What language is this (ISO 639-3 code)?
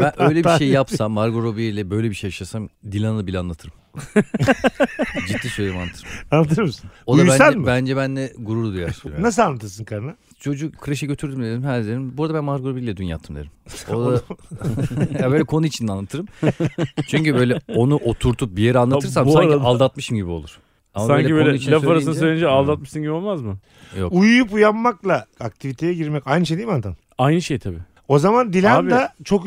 tur